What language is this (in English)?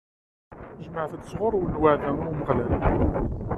Kabyle